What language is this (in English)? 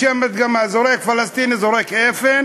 Hebrew